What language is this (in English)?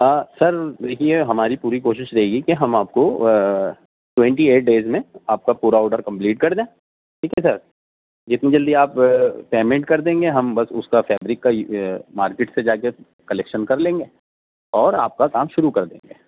Urdu